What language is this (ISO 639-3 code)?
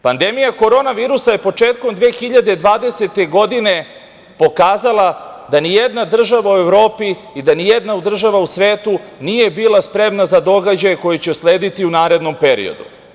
srp